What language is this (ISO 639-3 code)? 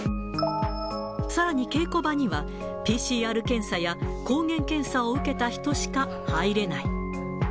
jpn